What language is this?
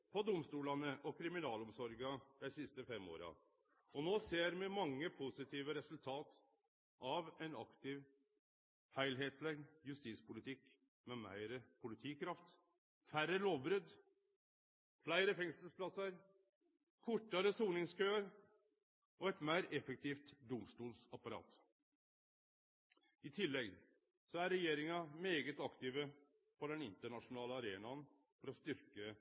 Norwegian Nynorsk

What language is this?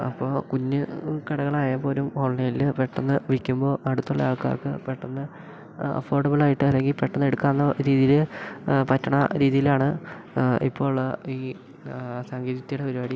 Malayalam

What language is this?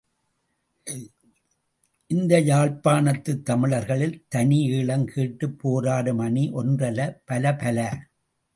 Tamil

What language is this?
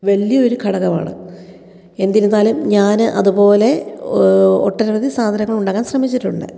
Malayalam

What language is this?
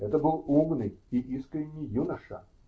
Russian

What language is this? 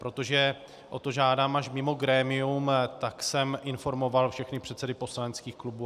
Czech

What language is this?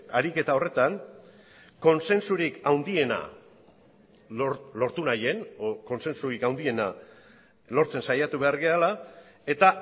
Basque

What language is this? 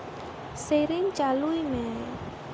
Santali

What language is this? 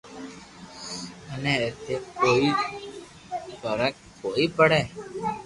Loarki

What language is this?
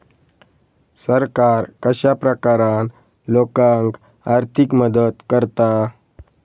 Marathi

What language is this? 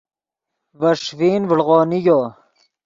Yidgha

